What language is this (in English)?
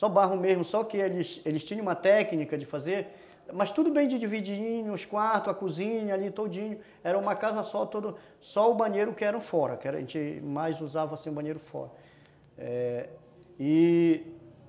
Portuguese